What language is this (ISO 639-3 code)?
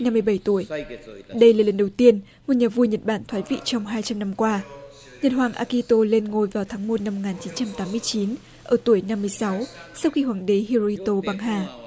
vie